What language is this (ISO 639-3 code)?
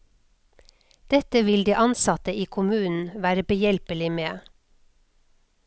nor